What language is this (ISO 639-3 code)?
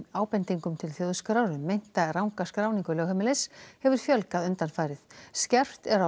isl